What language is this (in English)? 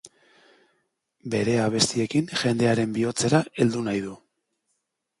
Basque